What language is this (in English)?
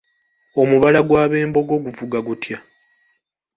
Ganda